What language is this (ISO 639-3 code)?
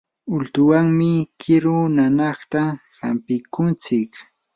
qur